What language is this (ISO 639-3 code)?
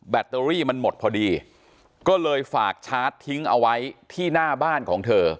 tha